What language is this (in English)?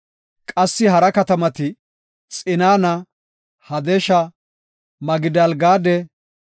Gofa